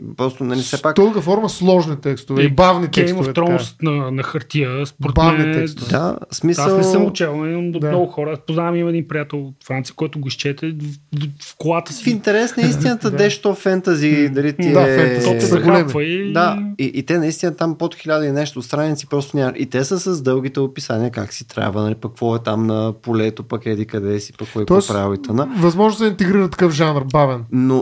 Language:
Bulgarian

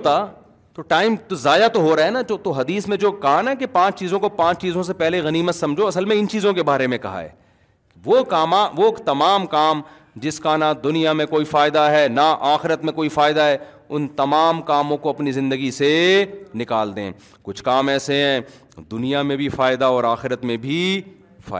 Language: Urdu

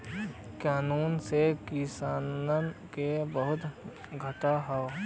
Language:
Bhojpuri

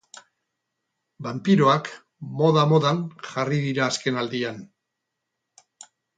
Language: Basque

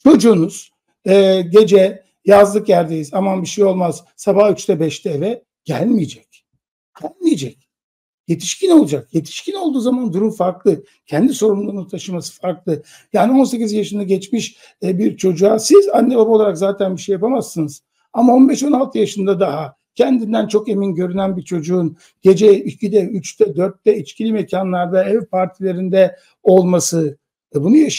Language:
Turkish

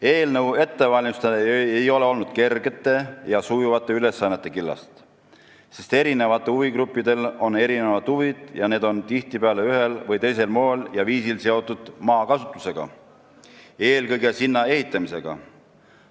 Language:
Estonian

